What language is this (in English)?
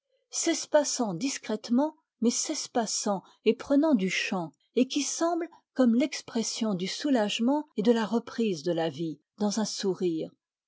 French